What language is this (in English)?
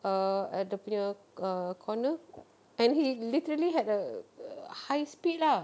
English